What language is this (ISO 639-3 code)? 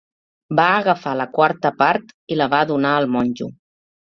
cat